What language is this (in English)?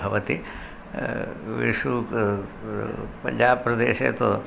Sanskrit